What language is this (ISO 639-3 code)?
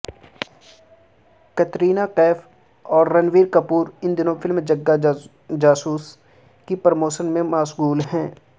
urd